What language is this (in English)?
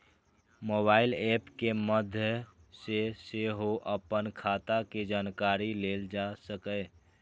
Maithili